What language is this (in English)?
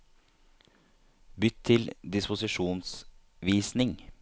Norwegian